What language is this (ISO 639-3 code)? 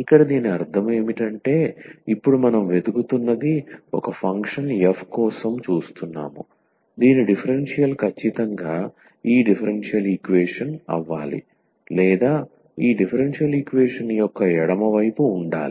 tel